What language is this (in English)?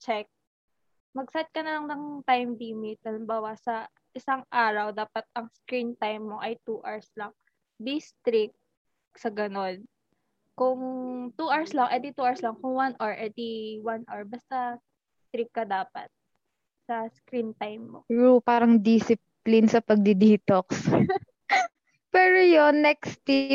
Filipino